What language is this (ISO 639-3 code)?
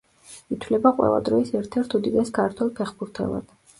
kat